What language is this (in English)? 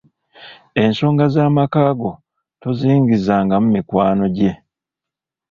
Ganda